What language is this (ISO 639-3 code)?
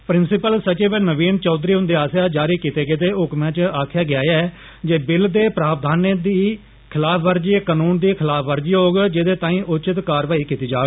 doi